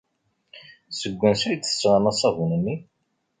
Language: Kabyle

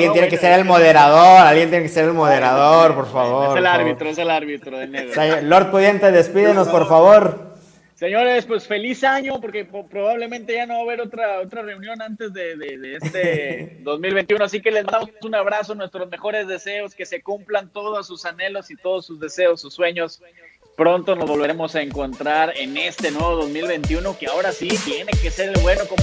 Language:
Spanish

